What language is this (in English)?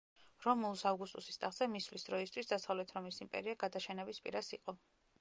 Georgian